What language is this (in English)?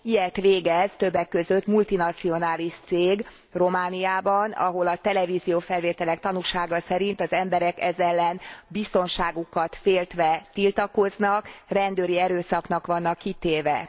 Hungarian